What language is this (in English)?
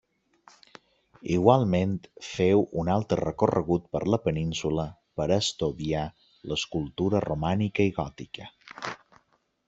Catalan